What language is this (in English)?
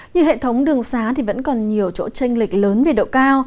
Vietnamese